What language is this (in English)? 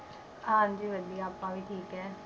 Punjabi